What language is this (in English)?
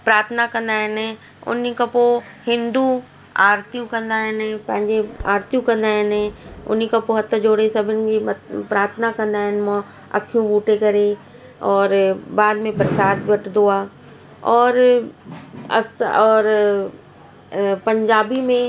Sindhi